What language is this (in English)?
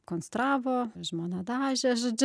Lithuanian